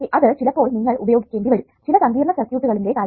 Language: Malayalam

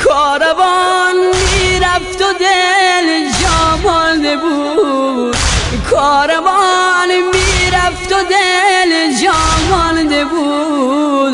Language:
Persian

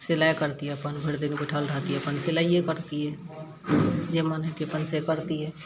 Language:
Maithili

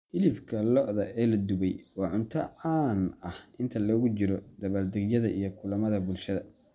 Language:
Somali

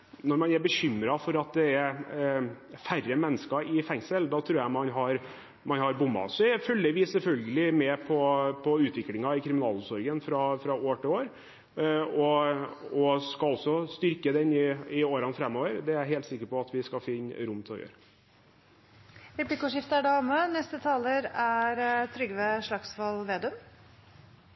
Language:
Norwegian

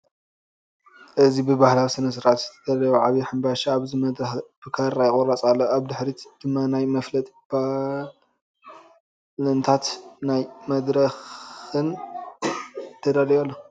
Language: Tigrinya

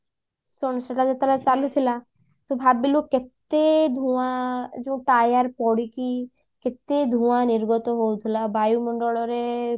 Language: Odia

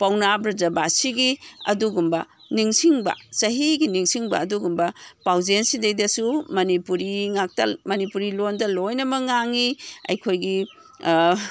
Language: Manipuri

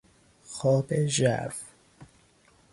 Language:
Persian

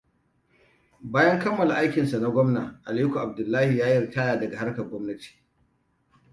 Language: Hausa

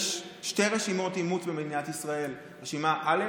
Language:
Hebrew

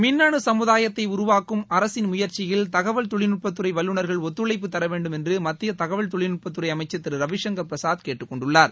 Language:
Tamil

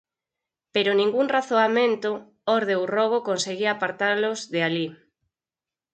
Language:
Galician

